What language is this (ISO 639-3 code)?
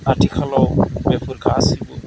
brx